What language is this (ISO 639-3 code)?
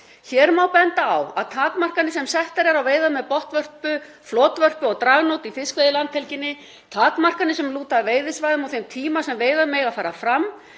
isl